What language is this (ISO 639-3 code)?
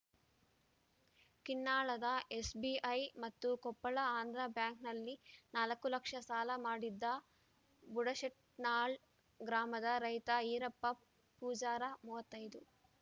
kan